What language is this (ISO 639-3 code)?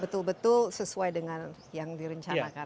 ind